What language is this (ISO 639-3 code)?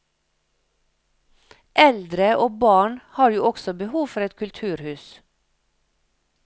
nor